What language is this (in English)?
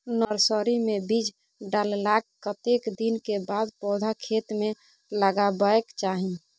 Maithili